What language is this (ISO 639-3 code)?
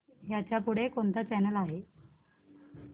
mar